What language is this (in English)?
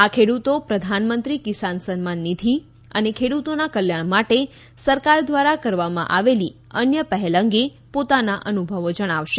Gujarati